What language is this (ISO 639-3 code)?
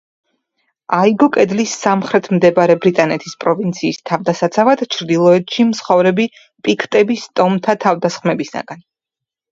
kat